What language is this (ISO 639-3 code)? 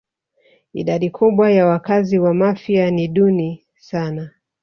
swa